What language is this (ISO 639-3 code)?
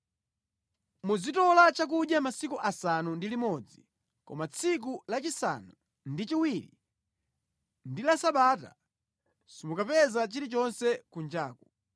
nya